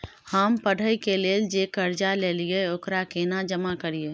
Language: Maithili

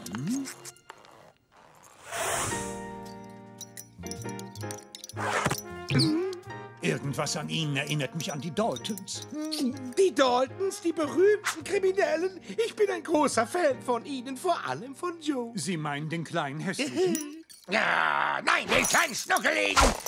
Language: German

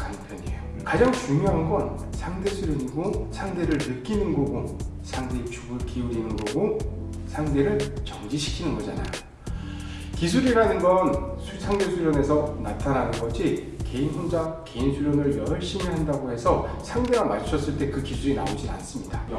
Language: Korean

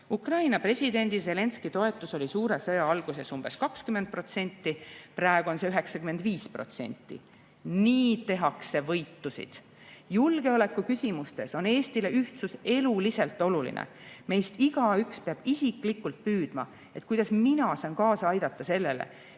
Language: Estonian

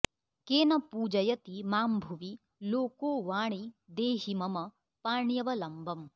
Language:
Sanskrit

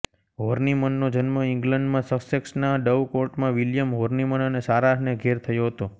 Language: Gujarati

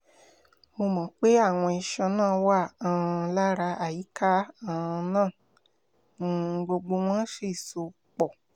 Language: Yoruba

